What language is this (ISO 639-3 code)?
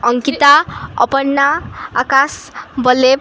ori